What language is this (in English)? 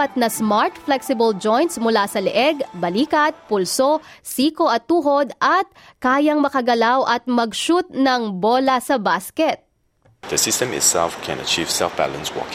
Filipino